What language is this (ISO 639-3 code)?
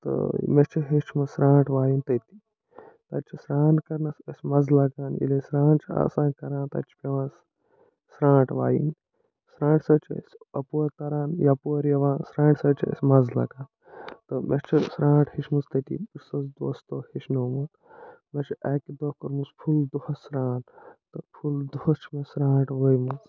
kas